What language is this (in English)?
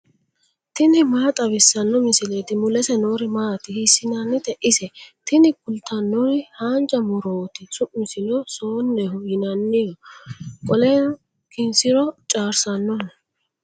Sidamo